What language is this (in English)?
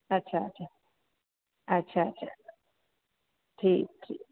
Sindhi